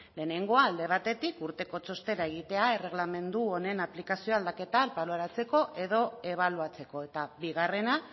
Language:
Basque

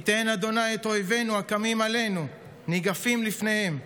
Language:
Hebrew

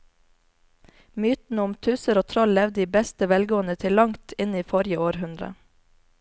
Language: Norwegian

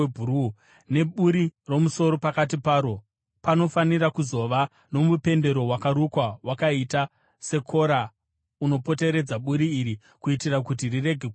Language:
Shona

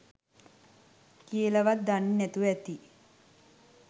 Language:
Sinhala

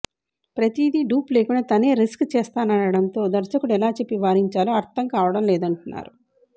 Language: Telugu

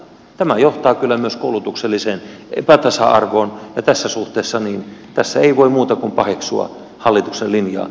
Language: Finnish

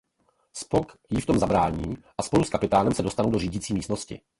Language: Czech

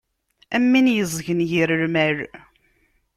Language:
Kabyle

